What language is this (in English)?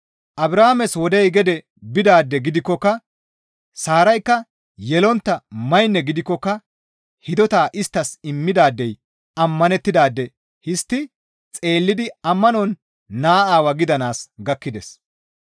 Gamo